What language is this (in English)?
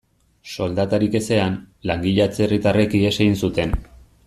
Basque